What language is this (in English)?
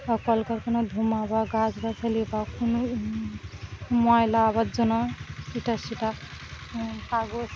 Bangla